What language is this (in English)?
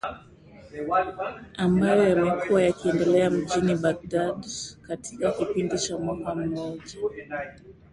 Swahili